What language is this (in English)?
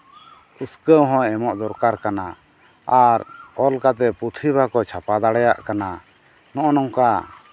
Santali